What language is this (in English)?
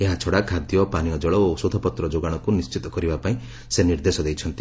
Odia